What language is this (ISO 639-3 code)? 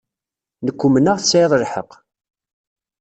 kab